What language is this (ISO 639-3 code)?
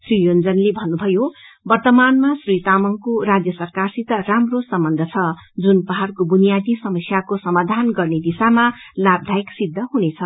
nep